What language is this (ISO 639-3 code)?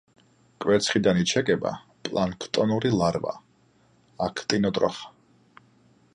kat